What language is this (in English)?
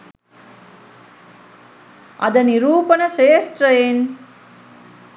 Sinhala